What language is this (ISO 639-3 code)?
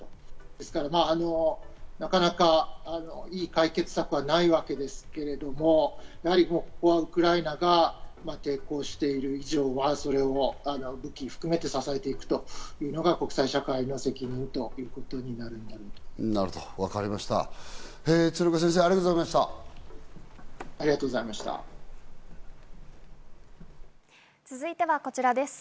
jpn